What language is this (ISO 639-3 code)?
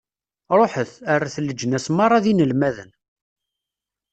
kab